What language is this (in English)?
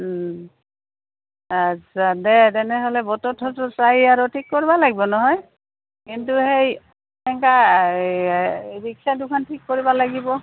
Assamese